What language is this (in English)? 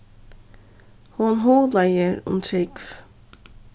Faroese